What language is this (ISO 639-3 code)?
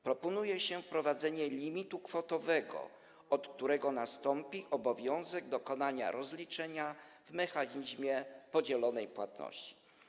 pol